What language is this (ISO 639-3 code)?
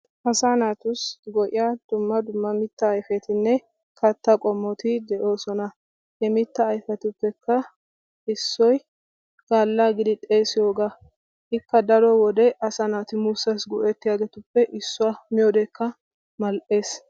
wal